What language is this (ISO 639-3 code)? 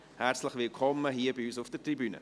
gsw